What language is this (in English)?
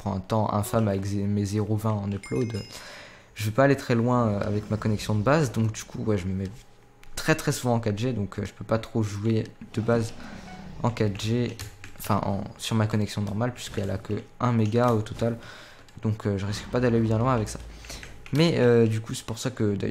French